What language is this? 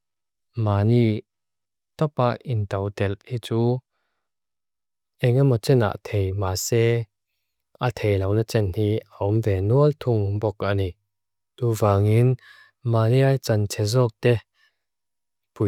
Mizo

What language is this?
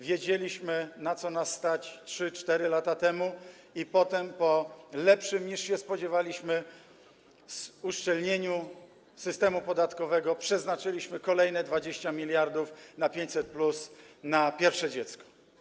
Polish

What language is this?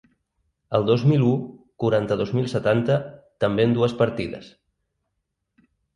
Catalan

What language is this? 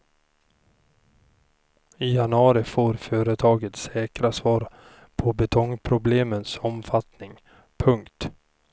Swedish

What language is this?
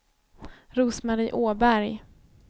Swedish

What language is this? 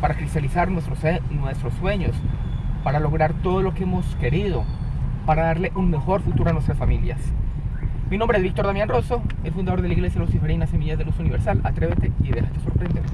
Spanish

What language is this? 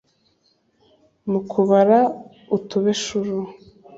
Kinyarwanda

